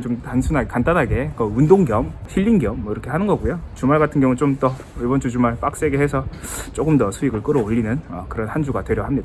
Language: Korean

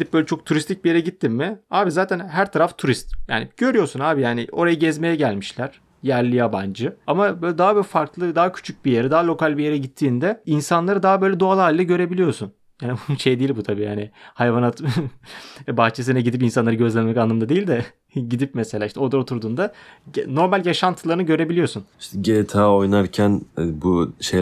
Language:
Turkish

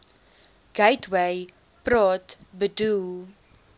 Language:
Afrikaans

